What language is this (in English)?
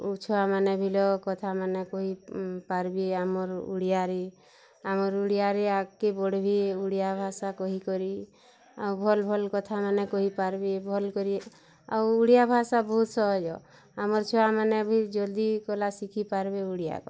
Odia